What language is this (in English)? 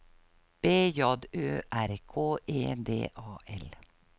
Norwegian